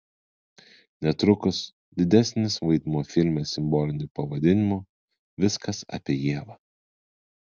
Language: Lithuanian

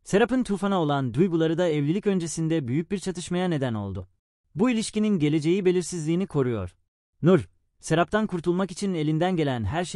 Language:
Turkish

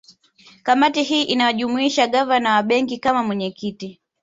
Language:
Swahili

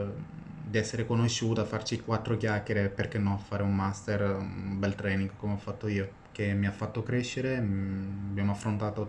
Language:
Italian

